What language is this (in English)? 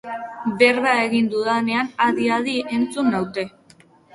Basque